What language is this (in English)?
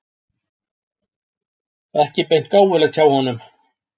Icelandic